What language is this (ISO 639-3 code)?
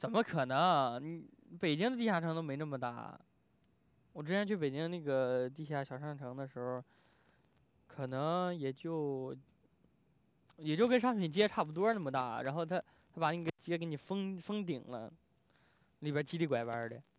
zho